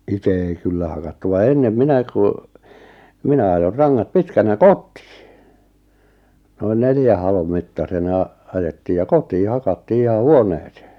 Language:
Finnish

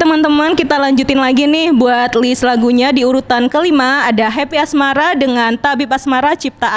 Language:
Indonesian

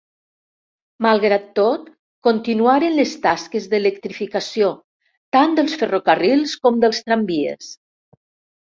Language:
Catalan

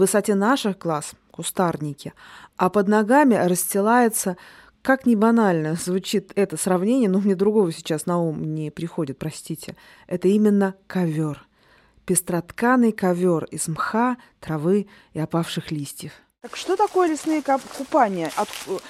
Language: Russian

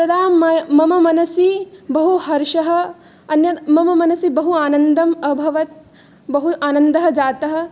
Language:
Sanskrit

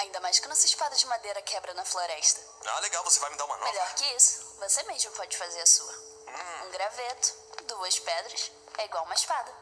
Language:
Portuguese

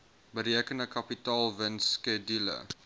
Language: Afrikaans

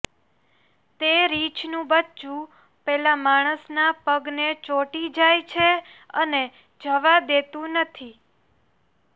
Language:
Gujarati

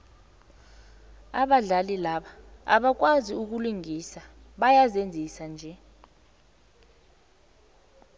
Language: South Ndebele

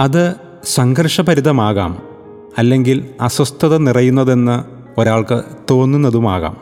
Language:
Malayalam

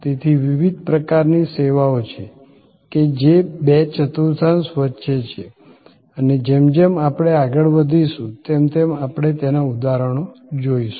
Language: Gujarati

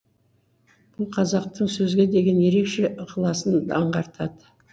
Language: Kazakh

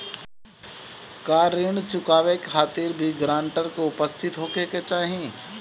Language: Bhojpuri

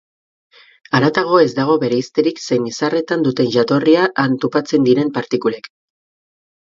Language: Basque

